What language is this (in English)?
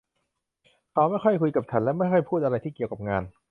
Thai